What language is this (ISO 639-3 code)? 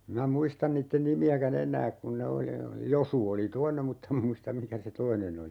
fin